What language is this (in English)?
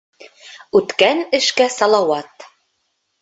Bashkir